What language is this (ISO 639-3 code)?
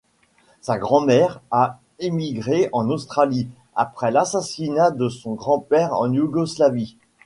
fra